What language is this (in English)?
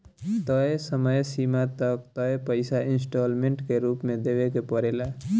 Bhojpuri